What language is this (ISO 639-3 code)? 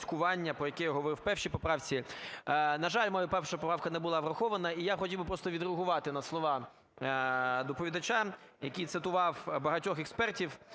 ukr